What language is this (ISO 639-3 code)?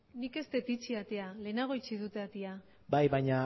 eus